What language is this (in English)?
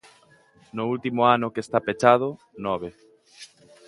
Galician